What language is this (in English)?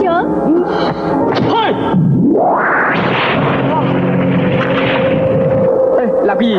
Vietnamese